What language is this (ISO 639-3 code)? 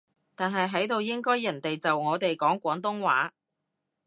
yue